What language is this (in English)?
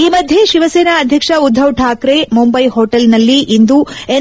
Kannada